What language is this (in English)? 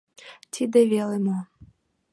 Mari